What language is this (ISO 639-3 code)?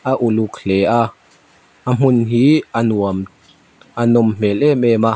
lus